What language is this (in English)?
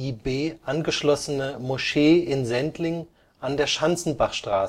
German